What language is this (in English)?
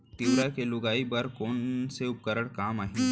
Chhattisgarhi